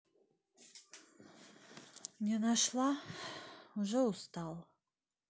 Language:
Russian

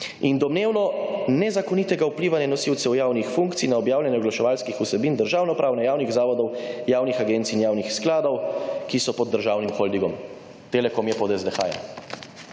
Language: Slovenian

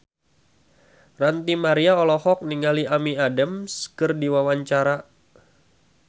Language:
Sundanese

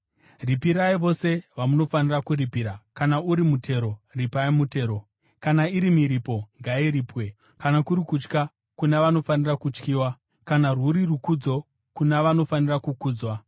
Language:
Shona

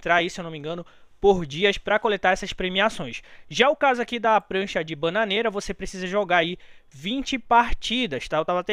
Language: Portuguese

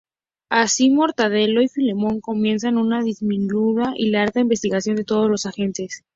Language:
Spanish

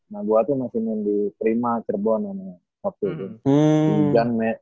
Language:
Indonesian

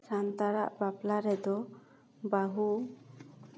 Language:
Santali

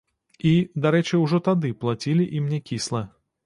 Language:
Belarusian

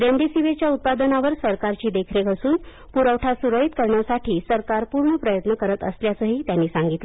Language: Marathi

